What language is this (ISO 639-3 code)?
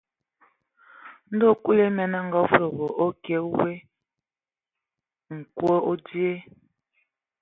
ewo